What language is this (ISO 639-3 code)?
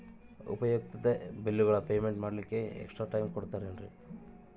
kan